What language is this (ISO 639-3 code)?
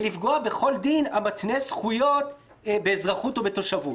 heb